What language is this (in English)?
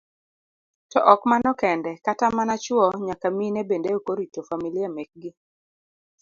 Luo (Kenya and Tanzania)